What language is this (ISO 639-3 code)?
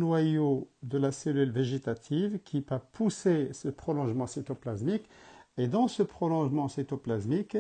fra